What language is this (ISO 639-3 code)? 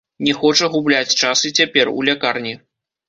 bel